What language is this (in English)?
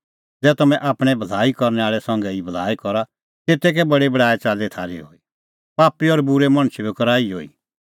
Kullu Pahari